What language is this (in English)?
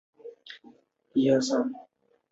Chinese